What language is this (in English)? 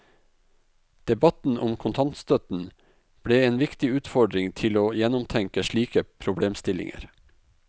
Norwegian